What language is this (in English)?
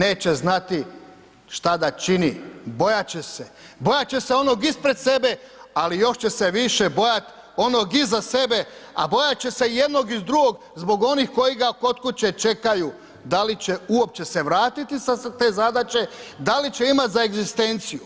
Croatian